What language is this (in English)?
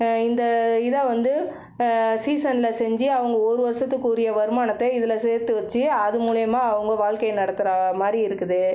Tamil